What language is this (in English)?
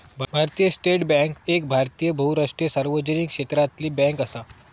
Marathi